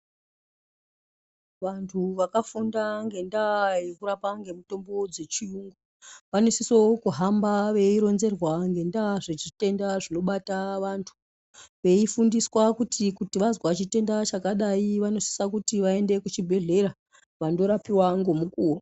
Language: Ndau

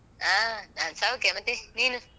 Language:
Kannada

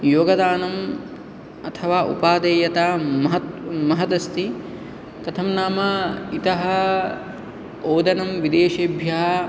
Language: Sanskrit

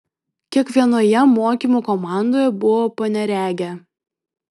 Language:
Lithuanian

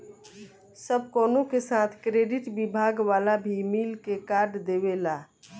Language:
Bhojpuri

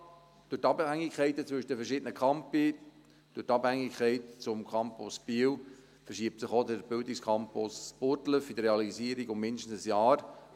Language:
Swiss German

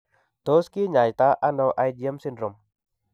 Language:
Kalenjin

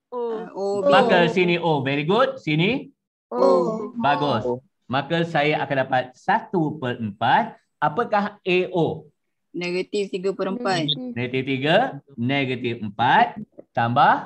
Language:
Malay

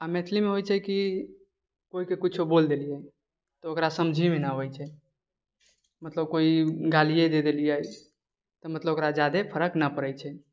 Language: Maithili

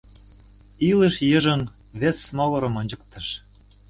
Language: Mari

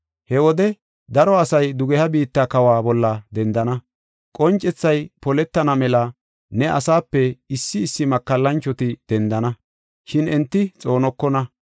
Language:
Gofa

